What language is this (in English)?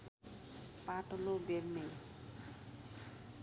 Nepali